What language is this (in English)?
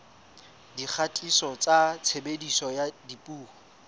Southern Sotho